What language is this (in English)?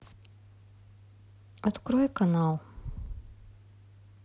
Russian